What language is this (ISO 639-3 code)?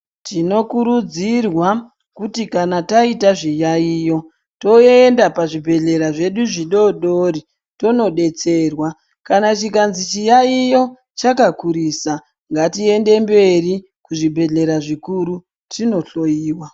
ndc